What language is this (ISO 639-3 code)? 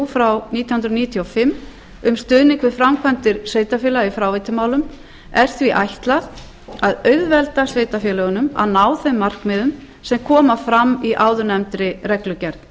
isl